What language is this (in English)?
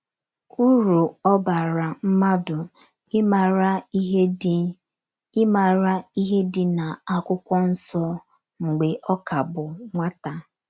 Igbo